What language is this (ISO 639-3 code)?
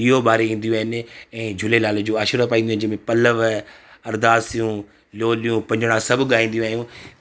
snd